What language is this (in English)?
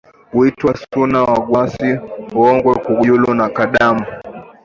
Swahili